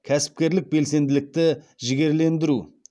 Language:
Kazakh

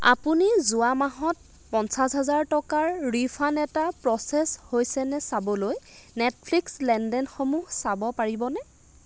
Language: Assamese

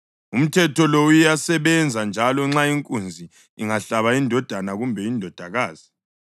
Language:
North Ndebele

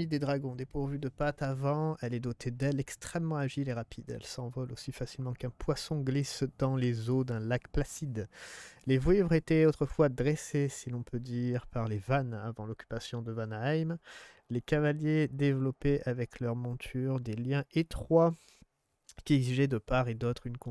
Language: French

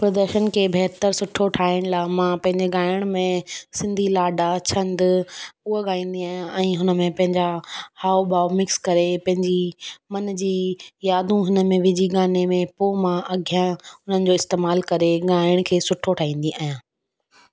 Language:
Sindhi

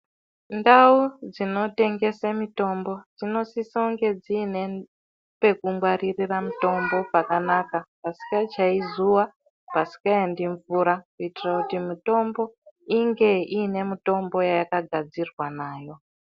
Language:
Ndau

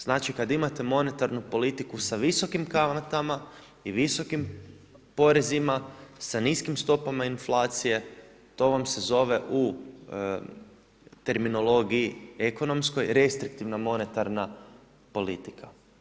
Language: Croatian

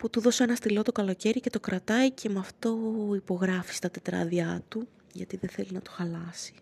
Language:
Greek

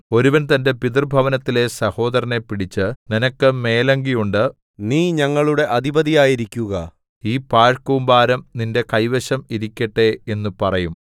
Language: Malayalam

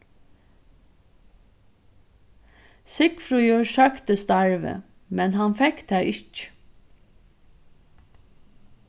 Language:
Faroese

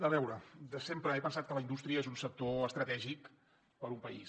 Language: Catalan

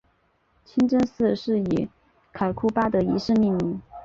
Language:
Chinese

